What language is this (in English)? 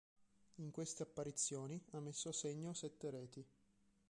Italian